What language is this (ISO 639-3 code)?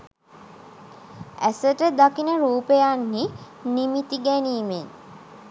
sin